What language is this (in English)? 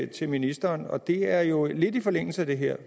Danish